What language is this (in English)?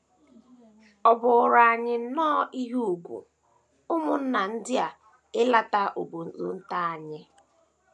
Igbo